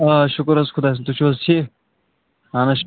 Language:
Kashmiri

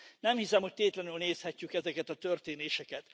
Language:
Hungarian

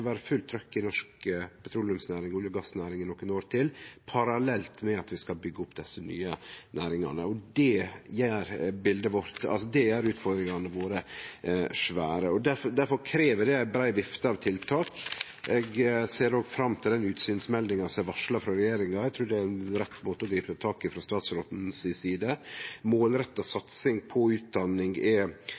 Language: Norwegian Nynorsk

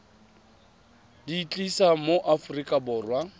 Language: Tswana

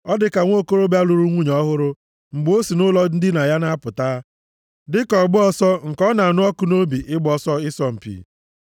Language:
Igbo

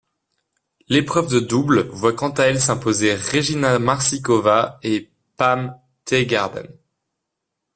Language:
French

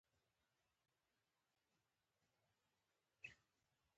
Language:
Pashto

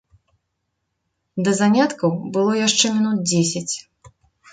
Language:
Belarusian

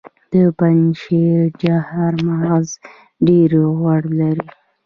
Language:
Pashto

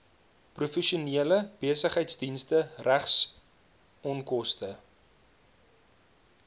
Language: Afrikaans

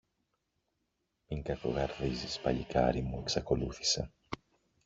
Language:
Greek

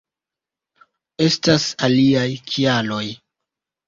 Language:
Esperanto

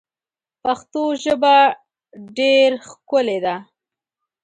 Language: Pashto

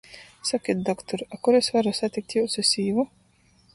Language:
Latgalian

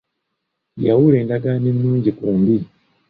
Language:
Ganda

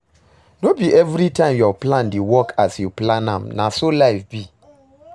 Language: Nigerian Pidgin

